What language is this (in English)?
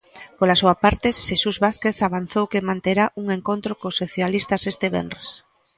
Galician